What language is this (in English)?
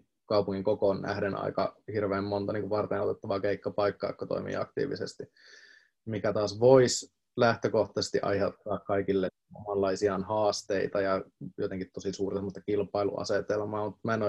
Finnish